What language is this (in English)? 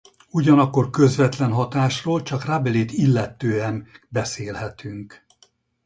Hungarian